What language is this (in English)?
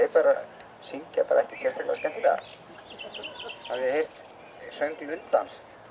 Icelandic